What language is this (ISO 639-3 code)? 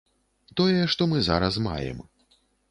bel